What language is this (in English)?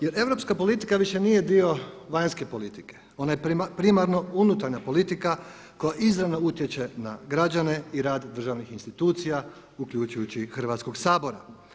Croatian